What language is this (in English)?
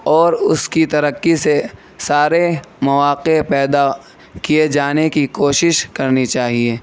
Urdu